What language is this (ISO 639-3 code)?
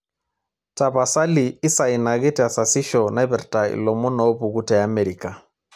mas